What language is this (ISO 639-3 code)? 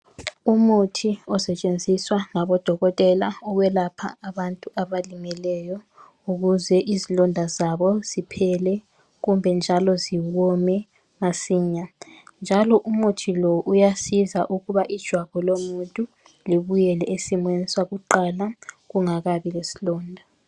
nde